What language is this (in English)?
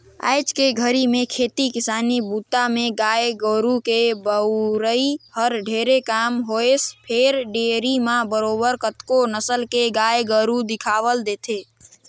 Chhattisgarhi